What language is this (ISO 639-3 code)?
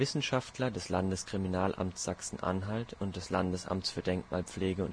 deu